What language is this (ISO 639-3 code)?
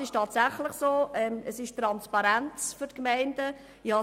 gsw